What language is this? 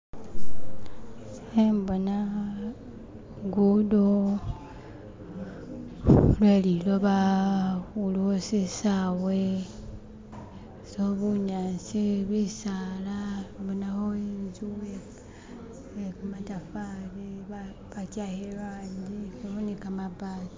Masaaba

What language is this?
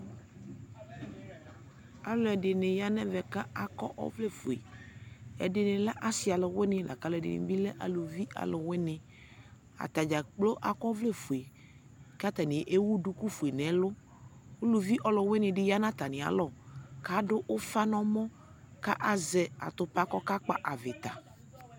Ikposo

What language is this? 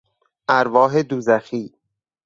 Persian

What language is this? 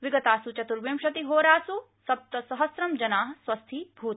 Sanskrit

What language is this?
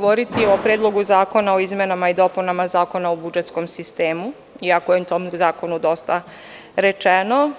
Serbian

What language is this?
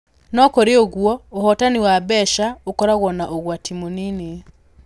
Kikuyu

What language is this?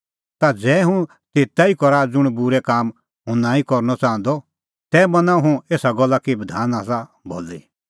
Kullu Pahari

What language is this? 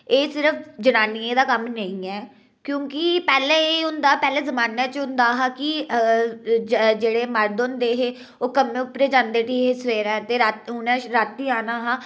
Dogri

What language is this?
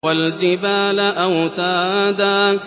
Arabic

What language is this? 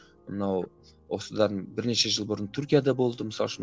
Kazakh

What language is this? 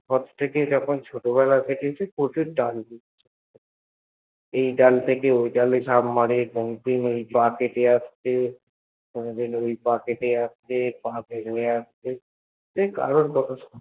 Bangla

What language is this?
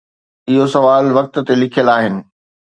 Sindhi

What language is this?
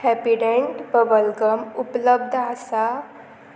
Konkani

